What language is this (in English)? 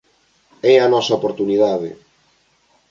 Galician